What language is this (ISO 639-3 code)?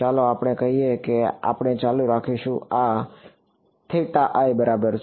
guj